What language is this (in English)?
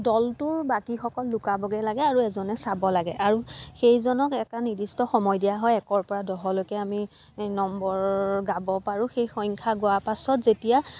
Assamese